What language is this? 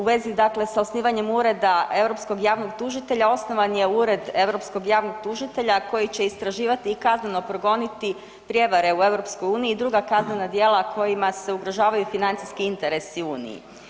Croatian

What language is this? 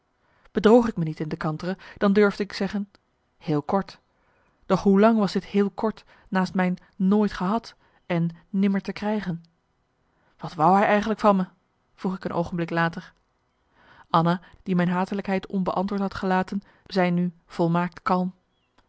Dutch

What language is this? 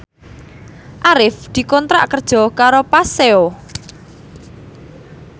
Javanese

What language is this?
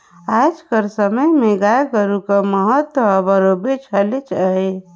Chhattisgarhi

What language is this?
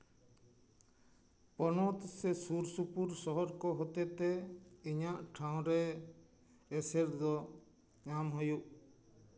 Santali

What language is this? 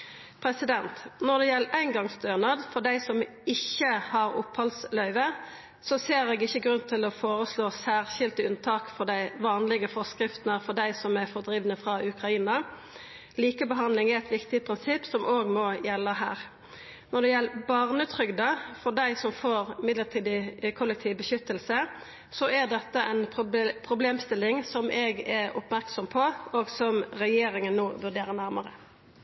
Norwegian Nynorsk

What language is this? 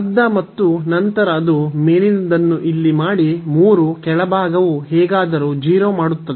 Kannada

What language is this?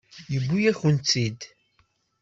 Kabyle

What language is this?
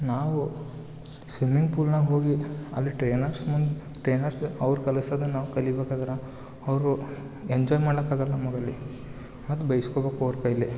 Kannada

